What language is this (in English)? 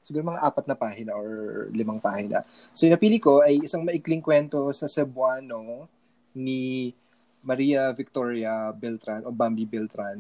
Filipino